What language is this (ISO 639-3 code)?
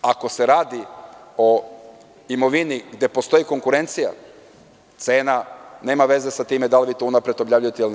srp